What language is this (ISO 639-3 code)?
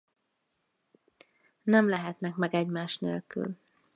hun